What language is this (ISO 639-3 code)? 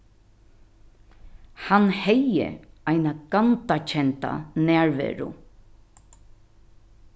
fao